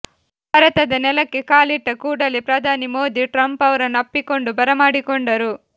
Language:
Kannada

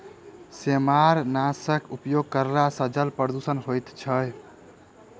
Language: Maithili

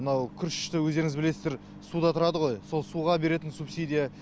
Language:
Kazakh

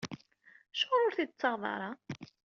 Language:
Kabyle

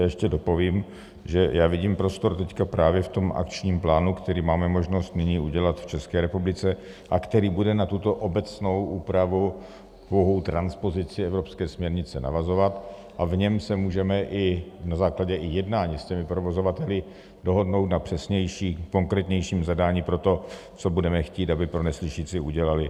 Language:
Czech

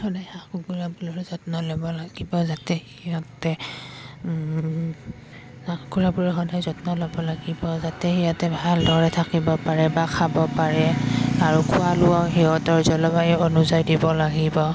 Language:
Assamese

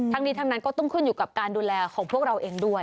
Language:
Thai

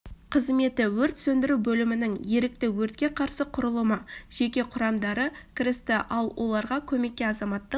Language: Kazakh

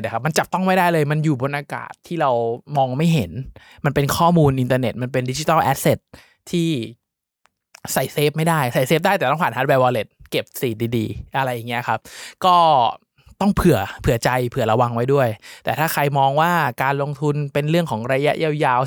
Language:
Thai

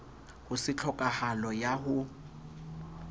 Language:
Southern Sotho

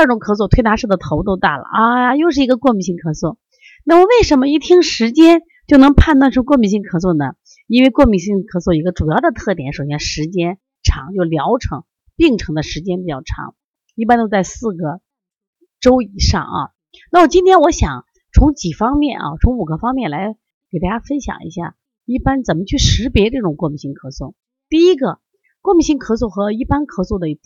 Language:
Chinese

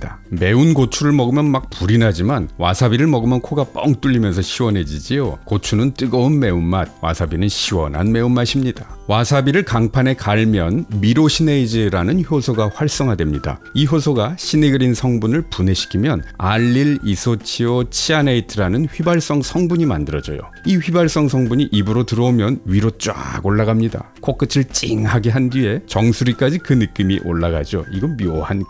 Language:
Korean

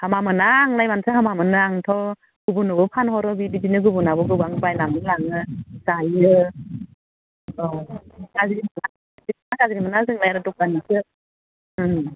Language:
Bodo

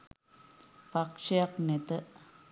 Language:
Sinhala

